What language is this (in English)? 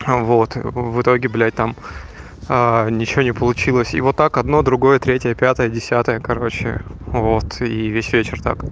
Russian